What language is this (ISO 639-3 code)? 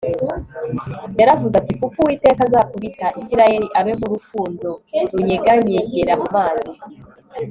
kin